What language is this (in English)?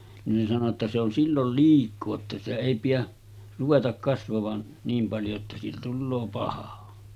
Finnish